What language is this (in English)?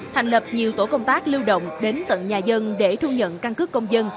Vietnamese